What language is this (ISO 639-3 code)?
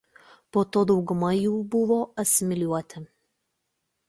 lit